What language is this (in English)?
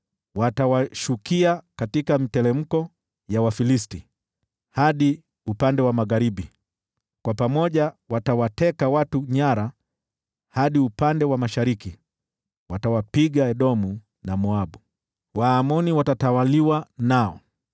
Swahili